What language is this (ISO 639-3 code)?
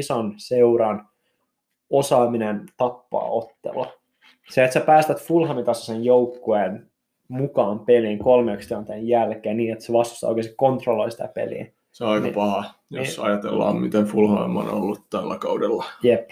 fin